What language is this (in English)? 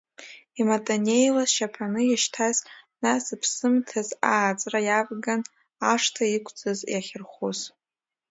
Abkhazian